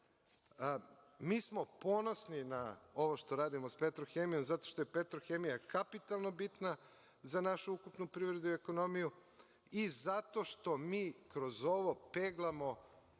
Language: Serbian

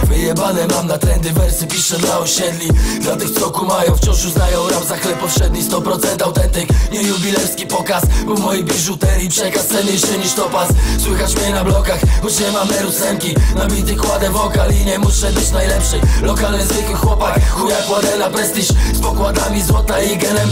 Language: Polish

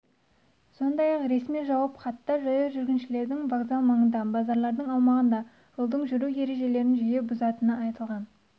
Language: Kazakh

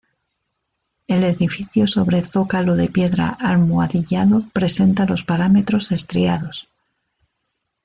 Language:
Spanish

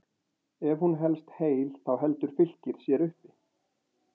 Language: Icelandic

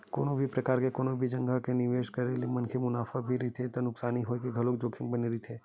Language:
Chhattisgarhi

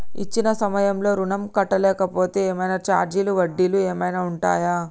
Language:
Telugu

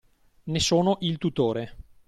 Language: Italian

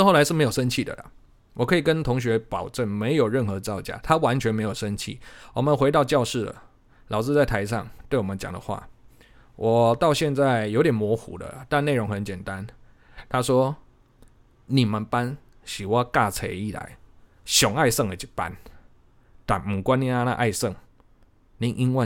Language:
Chinese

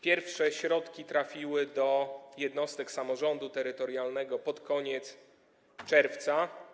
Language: Polish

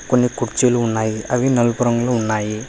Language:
Telugu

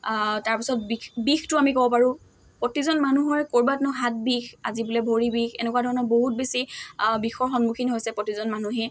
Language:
Assamese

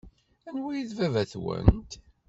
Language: Kabyle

